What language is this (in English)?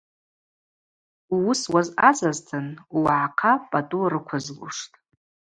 Abaza